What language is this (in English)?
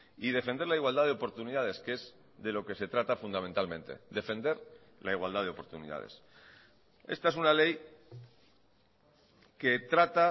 Spanish